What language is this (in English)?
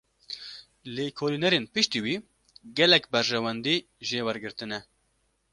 Kurdish